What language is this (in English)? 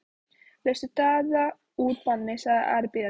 Icelandic